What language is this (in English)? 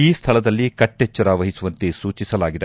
Kannada